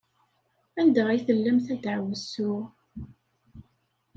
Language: Kabyle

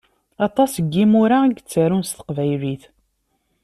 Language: Kabyle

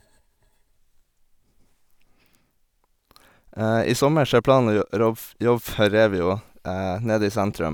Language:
Norwegian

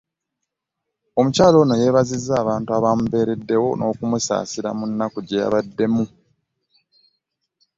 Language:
Ganda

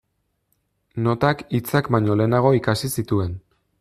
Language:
Basque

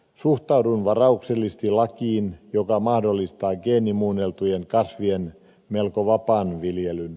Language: Finnish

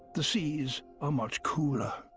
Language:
English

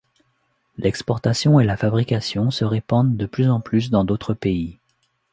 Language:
French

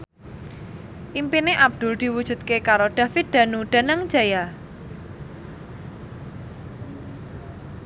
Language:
Javanese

